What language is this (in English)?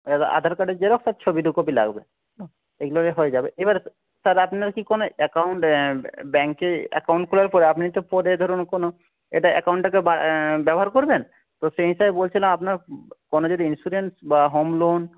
Bangla